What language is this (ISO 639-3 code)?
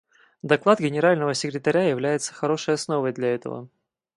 rus